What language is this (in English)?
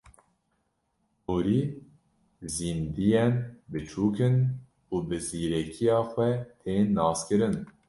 Kurdish